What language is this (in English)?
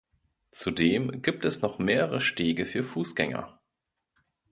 German